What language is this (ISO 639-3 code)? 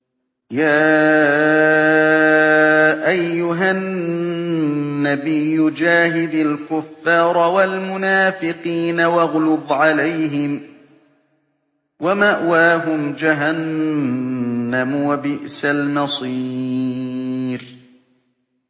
ara